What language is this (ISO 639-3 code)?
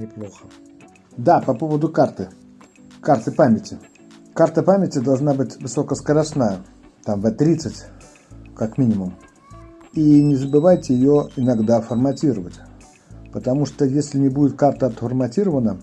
rus